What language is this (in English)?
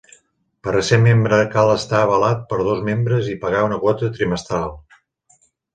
Catalan